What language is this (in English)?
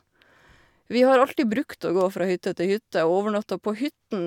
Norwegian